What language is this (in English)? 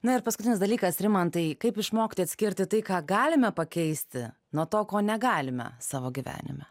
Lithuanian